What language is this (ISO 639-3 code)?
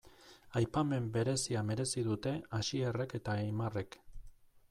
eus